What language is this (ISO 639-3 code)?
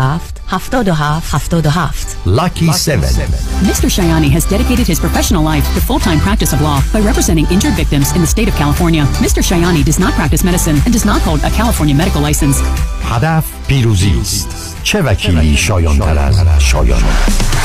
fas